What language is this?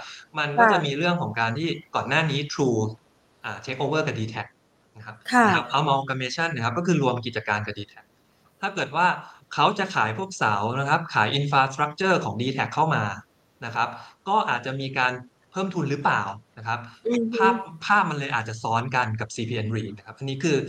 Thai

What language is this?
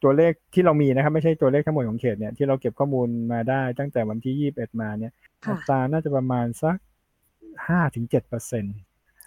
Thai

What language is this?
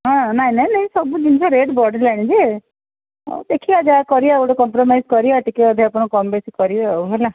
Odia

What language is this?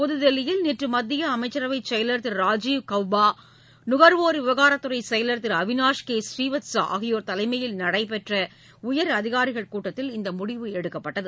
Tamil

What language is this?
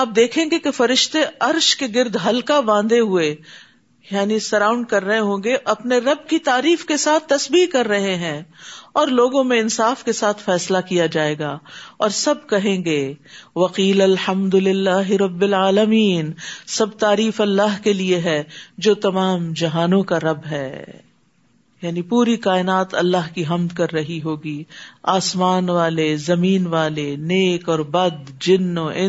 Urdu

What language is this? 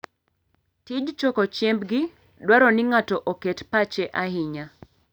Luo (Kenya and Tanzania)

